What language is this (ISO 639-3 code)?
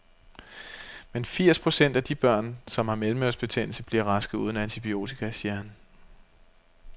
dan